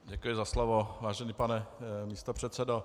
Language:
Czech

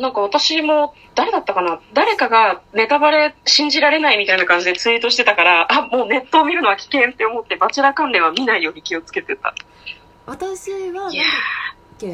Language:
Japanese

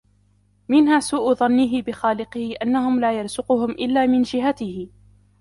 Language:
Arabic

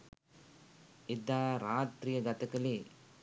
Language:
Sinhala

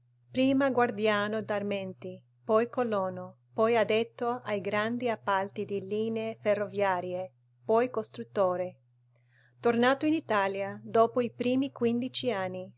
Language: Italian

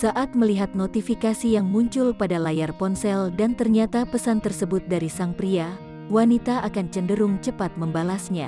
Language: Indonesian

